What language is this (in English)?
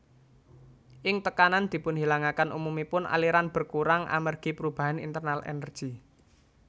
Javanese